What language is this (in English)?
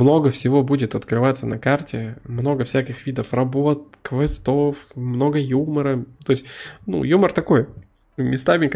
Russian